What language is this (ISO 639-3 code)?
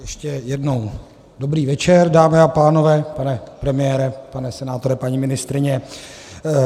ces